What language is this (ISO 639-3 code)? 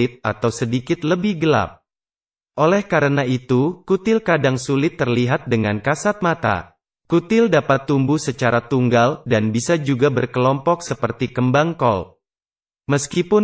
ind